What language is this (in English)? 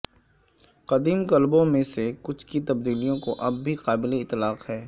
Urdu